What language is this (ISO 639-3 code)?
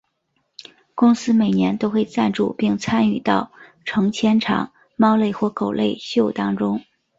zho